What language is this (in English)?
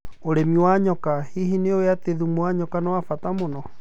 Kikuyu